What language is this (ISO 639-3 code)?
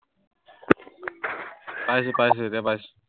asm